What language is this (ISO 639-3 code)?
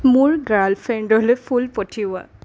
asm